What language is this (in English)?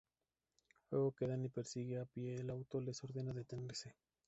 Spanish